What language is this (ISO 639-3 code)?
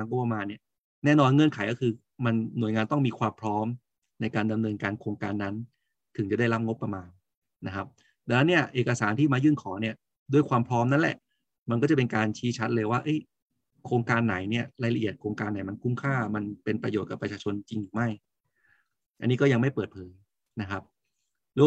tha